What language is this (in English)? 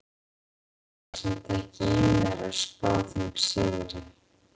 Icelandic